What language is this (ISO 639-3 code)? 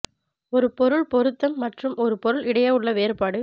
tam